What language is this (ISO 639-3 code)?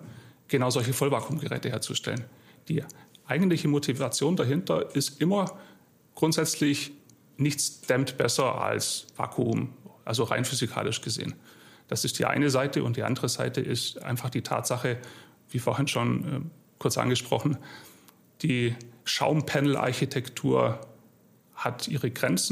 deu